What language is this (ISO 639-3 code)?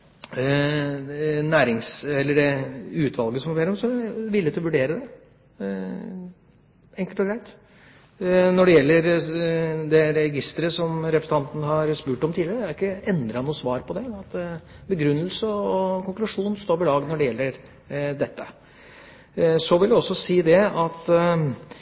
nob